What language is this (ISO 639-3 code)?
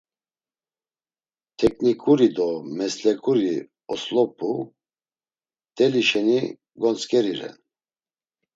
lzz